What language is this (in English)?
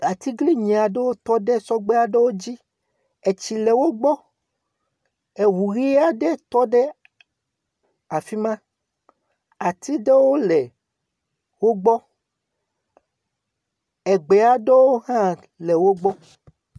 Ewe